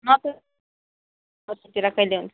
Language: Nepali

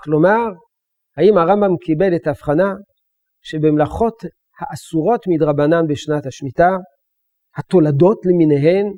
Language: Hebrew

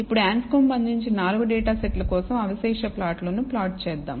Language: Telugu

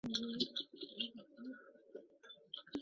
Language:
Chinese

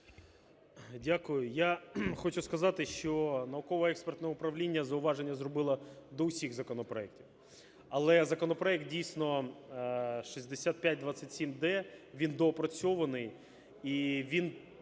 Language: Ukrainian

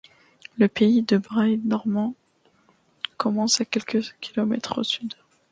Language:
French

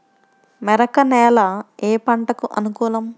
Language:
Telugu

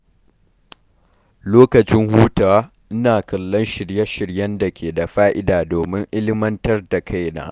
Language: Hausa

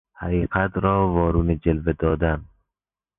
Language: Persian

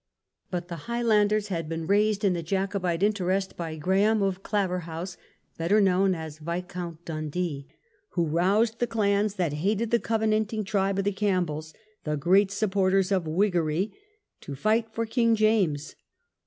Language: English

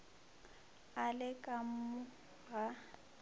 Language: Northern Sotho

